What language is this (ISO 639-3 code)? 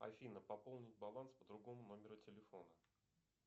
rus